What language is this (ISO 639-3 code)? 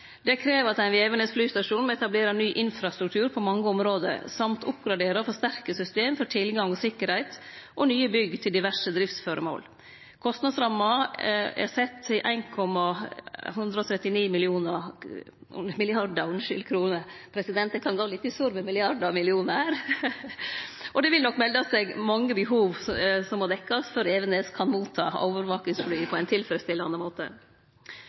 nno